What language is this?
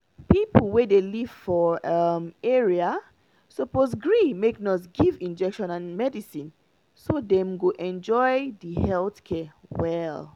Nigerian Pidgin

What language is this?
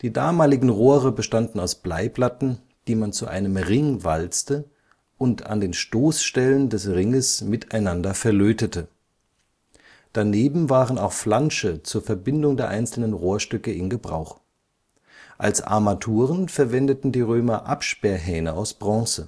German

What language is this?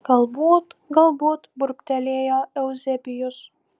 Lithuanian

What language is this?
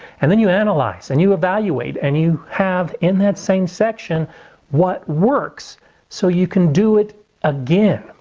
English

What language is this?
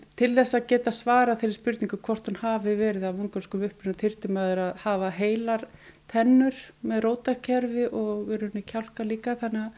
Icelandic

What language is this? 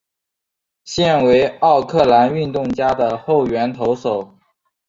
Chinese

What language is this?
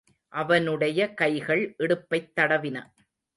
Tamil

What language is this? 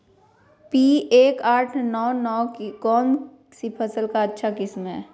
Magahi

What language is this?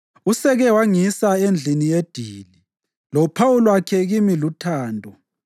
North Ndebele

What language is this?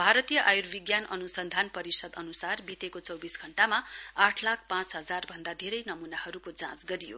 Nepali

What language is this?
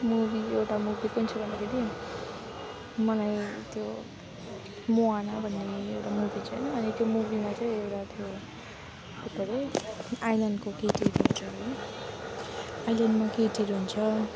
Nepali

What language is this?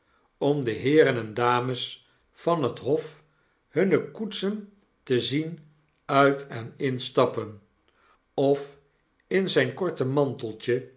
Dutch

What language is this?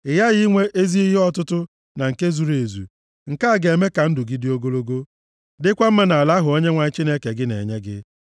Igbo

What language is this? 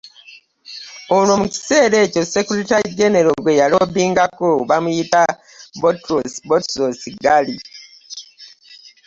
Ganda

